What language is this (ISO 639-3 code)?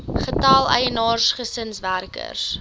afr